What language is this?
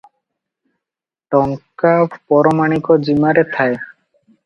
Odia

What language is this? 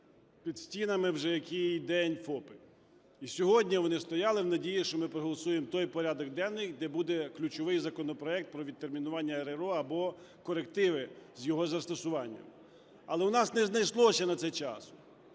Ukrainian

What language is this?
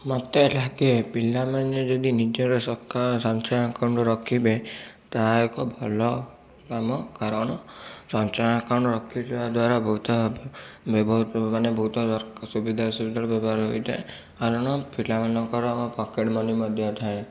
Odia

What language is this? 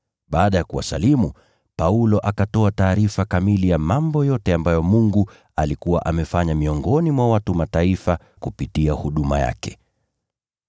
Swahili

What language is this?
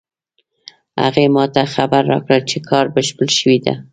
Pashto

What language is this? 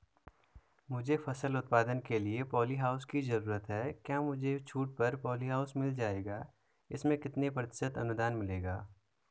Hindi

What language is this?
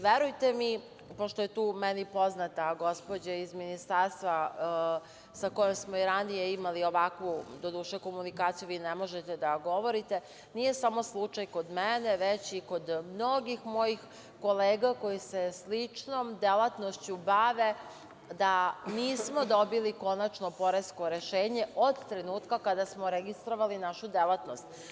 Serbian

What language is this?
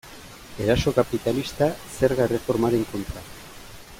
Basque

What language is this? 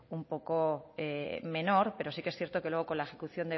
Spanish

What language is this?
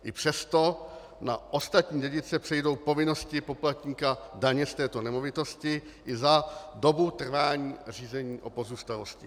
Czech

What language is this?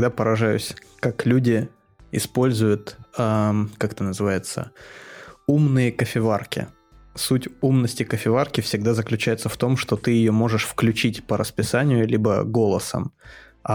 Russian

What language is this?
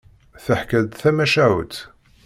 Kabyle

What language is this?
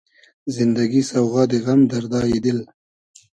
Hazaragi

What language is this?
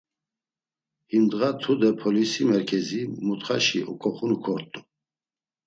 Laz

